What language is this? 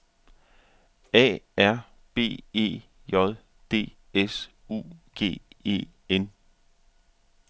Danish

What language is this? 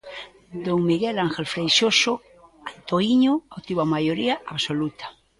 Galician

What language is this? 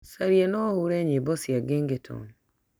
Kikuyu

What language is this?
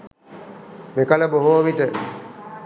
Sinhala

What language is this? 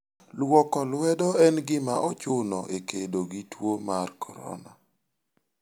Luo (Kenya and Tanzania)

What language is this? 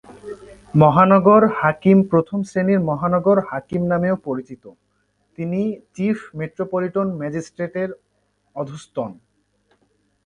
Bangla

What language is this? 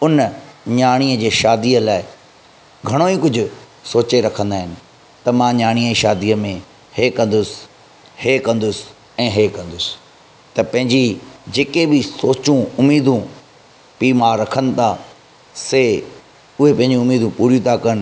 Sindhi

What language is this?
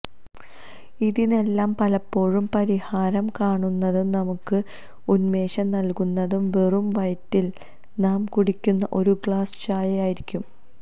Malayalam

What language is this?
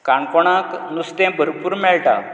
Konkani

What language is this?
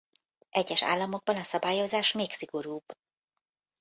Hungarian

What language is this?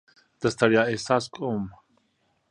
Pashto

